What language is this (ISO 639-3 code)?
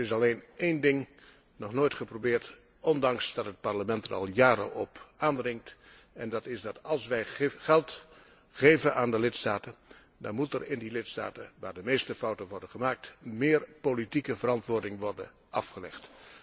nld